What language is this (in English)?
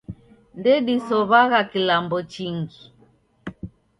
Taita